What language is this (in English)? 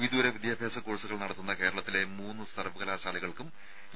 Malayalam